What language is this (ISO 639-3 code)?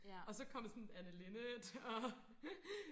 dan